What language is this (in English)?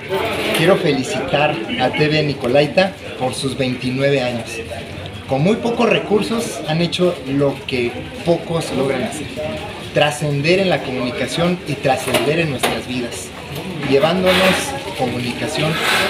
Spanish